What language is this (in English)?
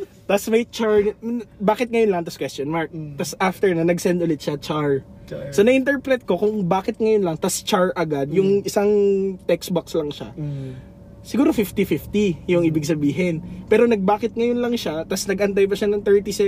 Filipino